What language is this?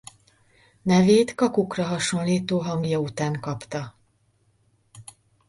Hungarian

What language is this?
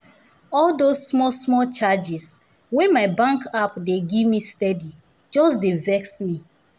Nigerian Pidgin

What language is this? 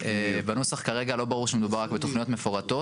Hebrew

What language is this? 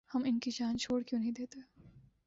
Urdu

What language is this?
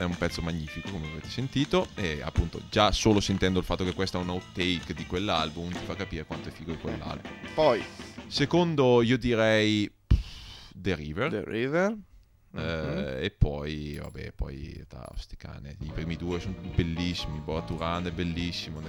Italian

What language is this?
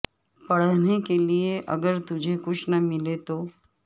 Urdu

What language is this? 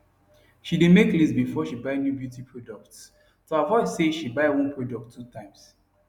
Nigerian Pidgin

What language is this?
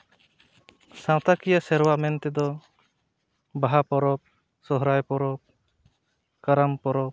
Santali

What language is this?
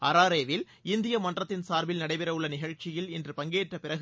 Tamil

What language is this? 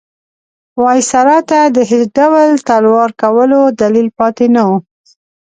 Pashto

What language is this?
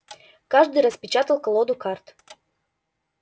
Russian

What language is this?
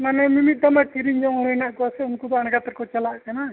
Santali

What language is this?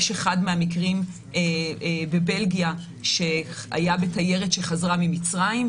Hebrew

